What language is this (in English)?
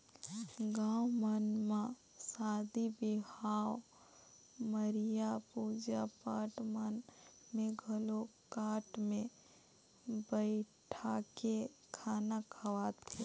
Chhattisgarhi